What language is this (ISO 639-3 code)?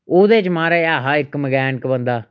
doi